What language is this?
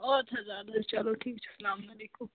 Kashmiri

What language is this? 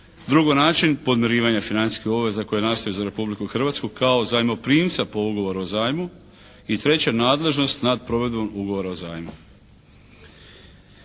Croatian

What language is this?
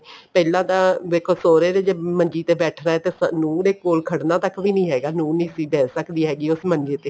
Punjabi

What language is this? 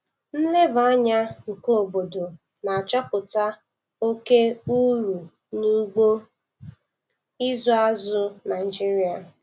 Igbo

